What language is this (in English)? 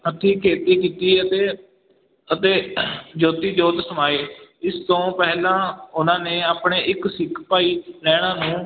Punjabi